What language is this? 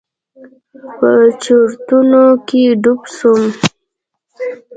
Pashto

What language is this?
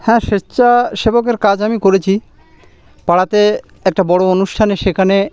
Bangla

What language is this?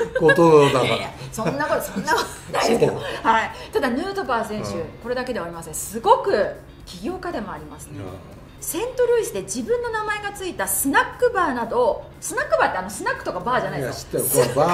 Japanese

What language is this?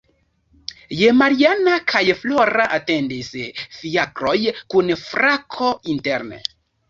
Esperanto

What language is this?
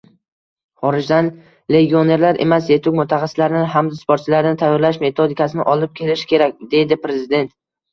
Uzbek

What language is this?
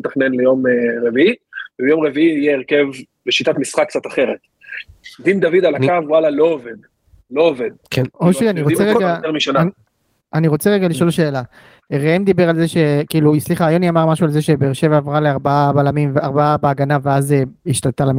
Hebrew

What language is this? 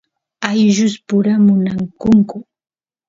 Santiago del Estero Quichua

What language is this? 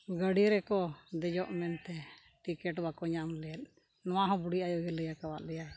Santali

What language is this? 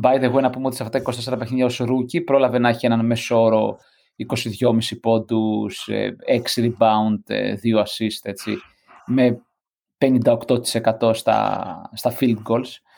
Greek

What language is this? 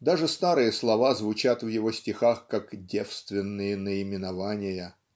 Russian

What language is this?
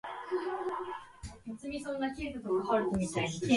English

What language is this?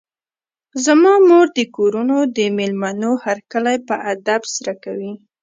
Pashto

